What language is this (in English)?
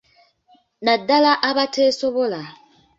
Ganda